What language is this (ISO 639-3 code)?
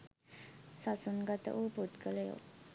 sin